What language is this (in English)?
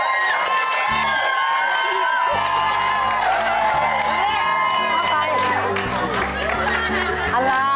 Thai